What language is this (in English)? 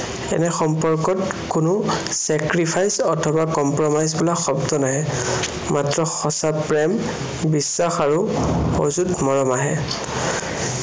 Assamese